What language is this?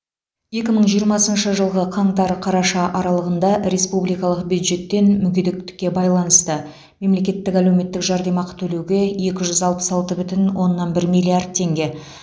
Kazakh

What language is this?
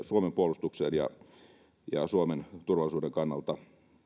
Finnish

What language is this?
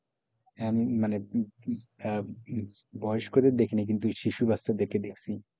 Bangla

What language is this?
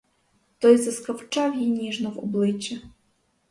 Ukrainian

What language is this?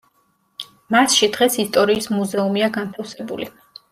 Georgian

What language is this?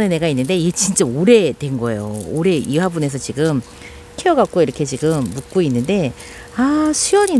Korean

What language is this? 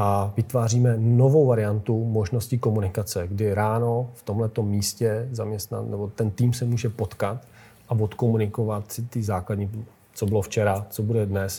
Czech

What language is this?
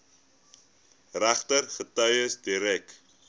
Afrikaans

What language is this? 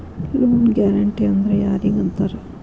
Kannada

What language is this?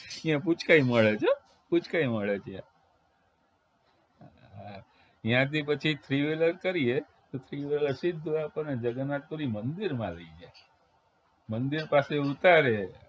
Gujarati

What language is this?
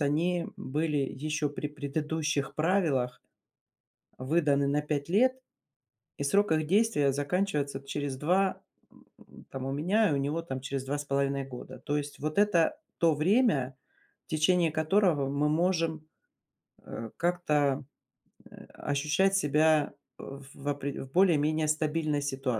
Russian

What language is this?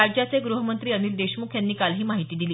Marathi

